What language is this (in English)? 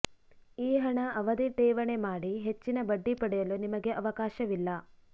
Kannada